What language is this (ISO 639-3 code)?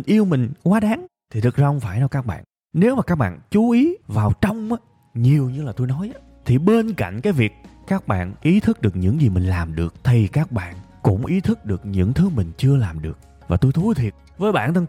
vie